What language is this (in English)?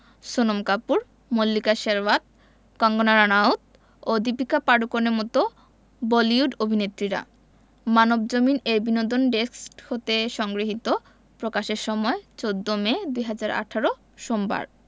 Bangla